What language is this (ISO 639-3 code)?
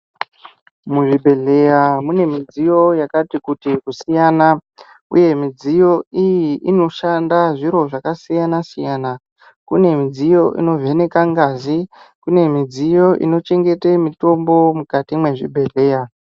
ndc